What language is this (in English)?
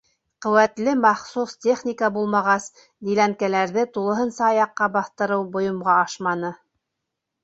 Bashkir